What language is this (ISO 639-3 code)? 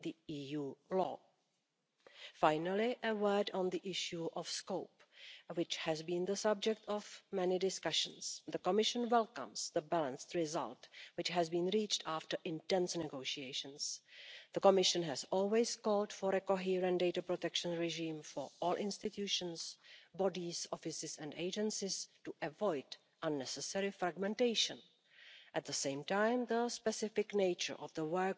eng